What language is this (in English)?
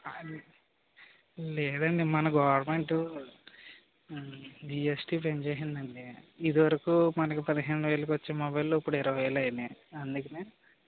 Telugu